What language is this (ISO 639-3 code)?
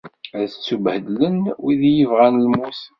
kab